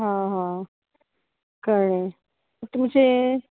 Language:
Konkani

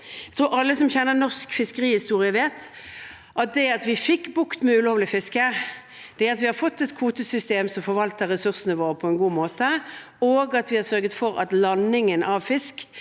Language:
Norwegian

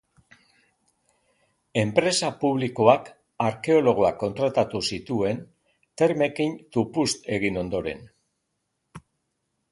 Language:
Basque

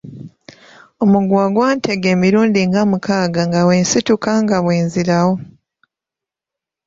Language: Ganda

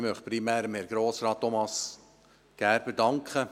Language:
Swiss German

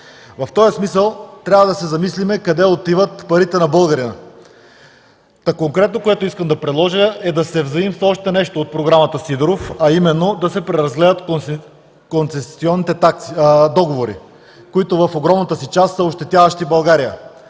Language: Bulgarian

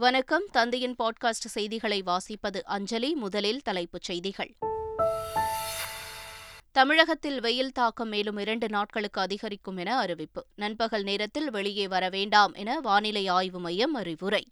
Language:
Tamil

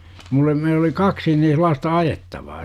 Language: Finnish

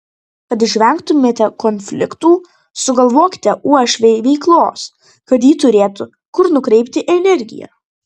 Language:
Lithuanian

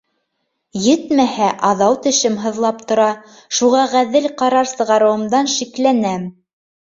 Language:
Bashkir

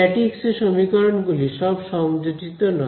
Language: Bangla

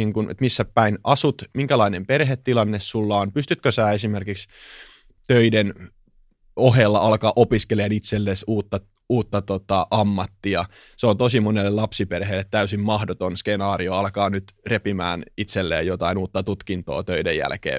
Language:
Finnish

